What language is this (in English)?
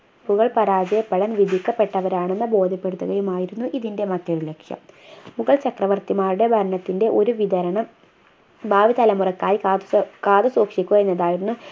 Malayalam